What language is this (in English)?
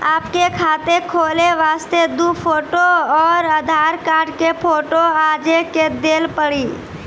Maithili